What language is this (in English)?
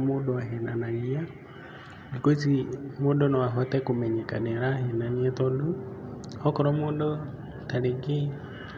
Kikuyu